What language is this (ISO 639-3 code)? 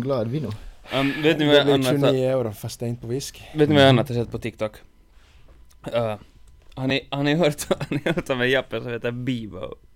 swe